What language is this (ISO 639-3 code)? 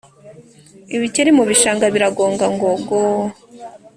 kin